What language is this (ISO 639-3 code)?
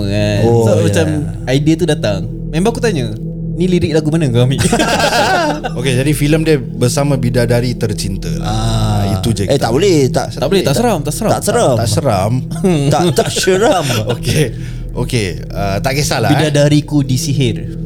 msa